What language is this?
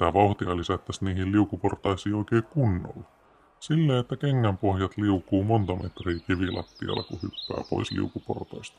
Finnish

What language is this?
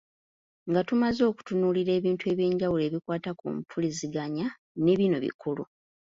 Ganda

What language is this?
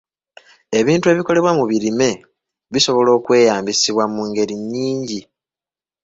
Ganda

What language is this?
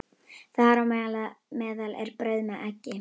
Icelandic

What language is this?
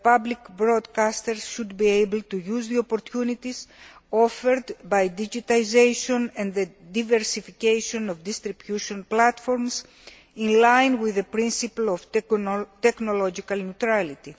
English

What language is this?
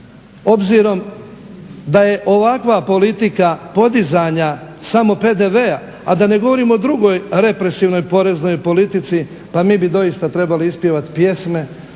Croatian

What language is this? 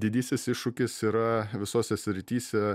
Lithuanian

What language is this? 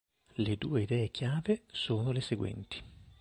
Italian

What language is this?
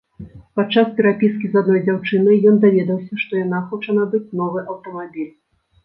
Belarusian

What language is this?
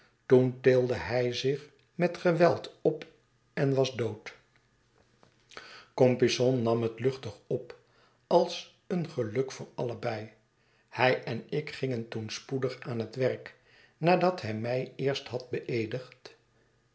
Dutch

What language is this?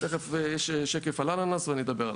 Hebrew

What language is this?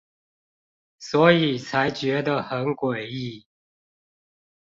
Chinese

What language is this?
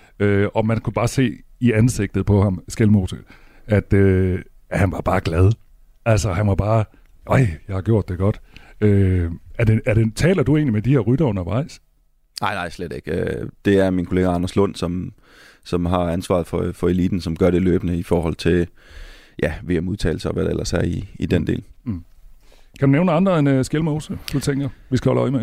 Danish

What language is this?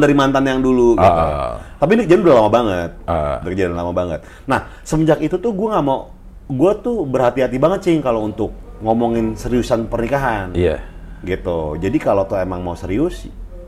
Indonesian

